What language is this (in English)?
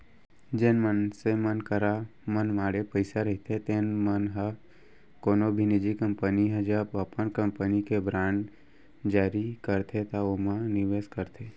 Chhattisgarhi